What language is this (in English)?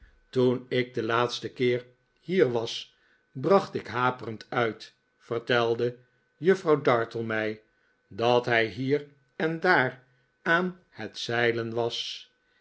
Dutch